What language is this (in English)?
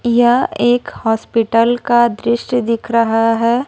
Hindi